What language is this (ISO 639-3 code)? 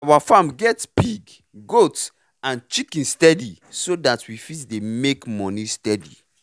pcm